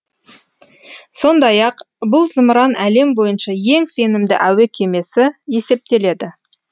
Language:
Kazakh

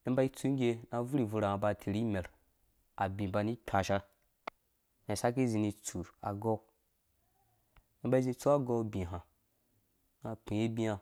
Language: Dũya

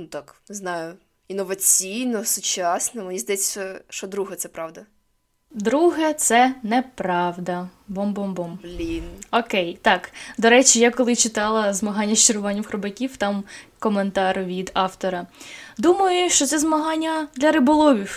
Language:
Ukrainian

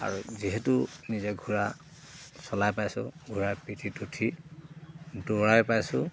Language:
Assamese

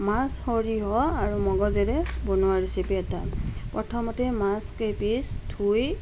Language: Assamese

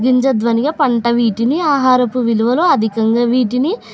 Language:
Telugu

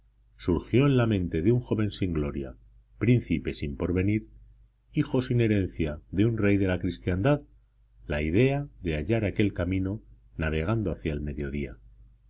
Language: Spanish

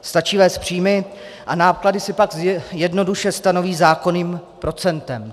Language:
Czech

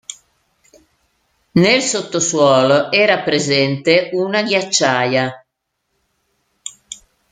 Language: Italian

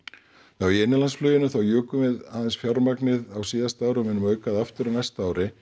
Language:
Icelandic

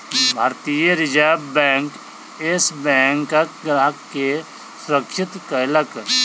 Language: Maithili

